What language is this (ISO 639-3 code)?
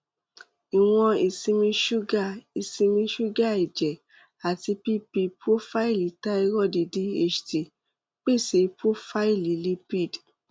yor